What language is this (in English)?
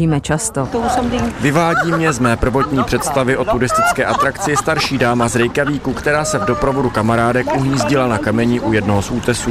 Czech